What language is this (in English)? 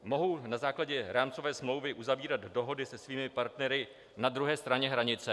Czech